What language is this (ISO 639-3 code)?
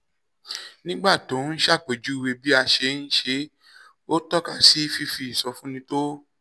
yor